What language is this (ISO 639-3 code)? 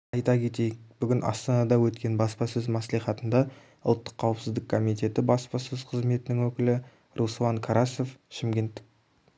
kaz